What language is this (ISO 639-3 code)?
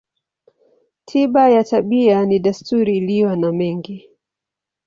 swa